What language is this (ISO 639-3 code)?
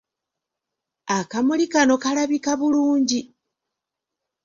lug